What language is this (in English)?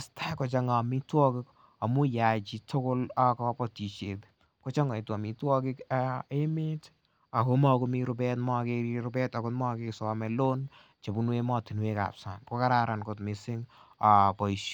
Kalenjin